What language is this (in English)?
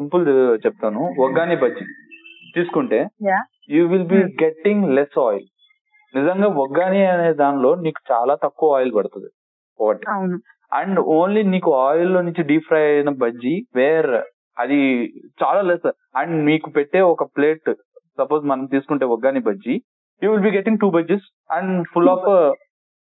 Telugu